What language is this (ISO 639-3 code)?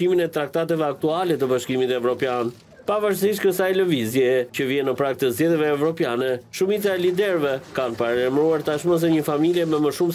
ron